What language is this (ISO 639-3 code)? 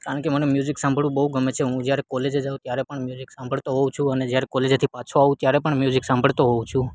guj